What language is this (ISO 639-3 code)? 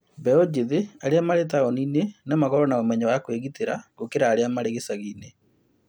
kik